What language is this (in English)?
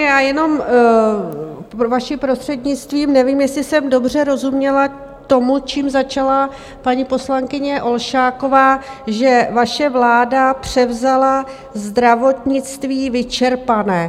Czech